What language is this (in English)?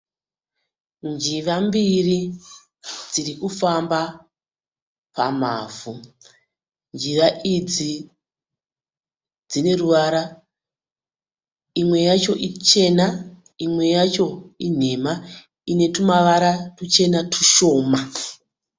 Shona